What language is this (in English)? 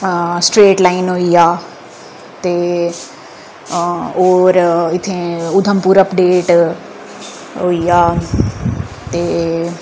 Dogri